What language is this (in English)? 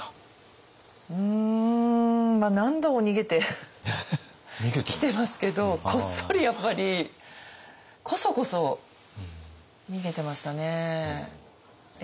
Japanese